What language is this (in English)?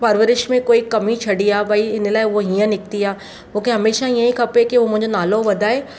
Sindhi